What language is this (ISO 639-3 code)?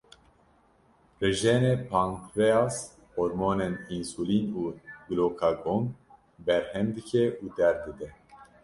kur